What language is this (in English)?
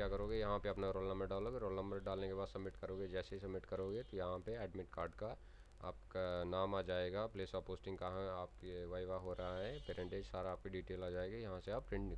Hindi